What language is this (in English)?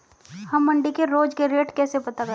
Hindi